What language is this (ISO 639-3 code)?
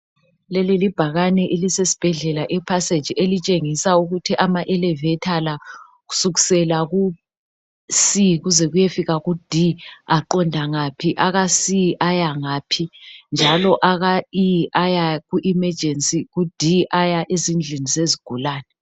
nde